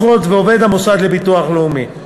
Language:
Hebrew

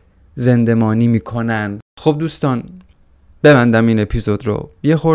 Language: Persian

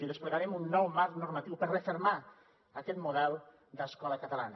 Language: Catalan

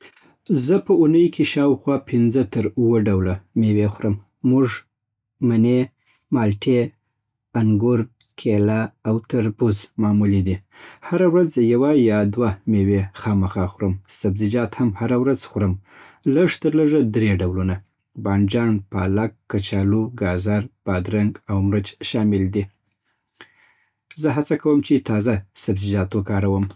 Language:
Southern Pashto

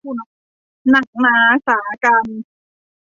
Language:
Thai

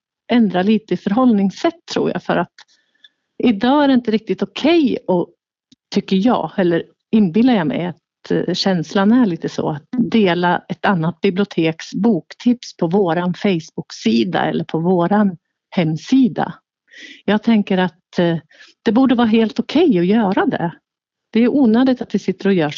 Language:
Swedish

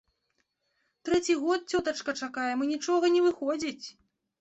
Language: Belarusian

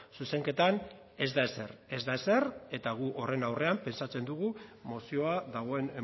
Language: Basque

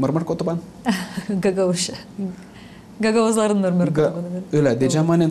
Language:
Turkish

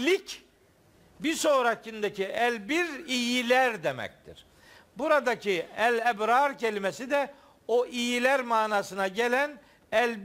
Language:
Turkish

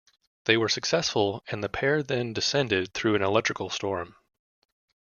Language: English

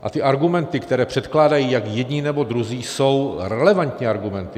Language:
Czech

